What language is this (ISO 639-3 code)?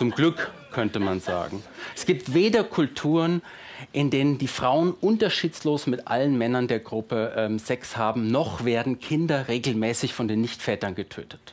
deu